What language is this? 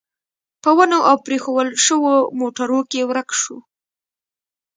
Pashto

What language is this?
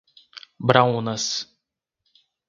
Portuguese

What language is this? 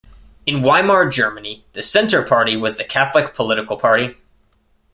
English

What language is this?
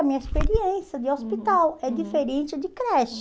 Portuguese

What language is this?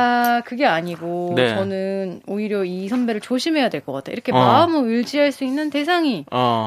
Korean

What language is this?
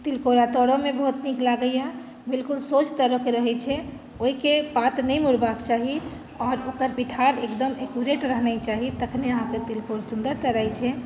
Maithili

